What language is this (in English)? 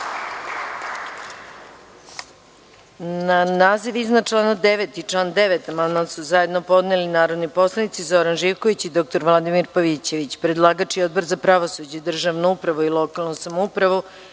Serbian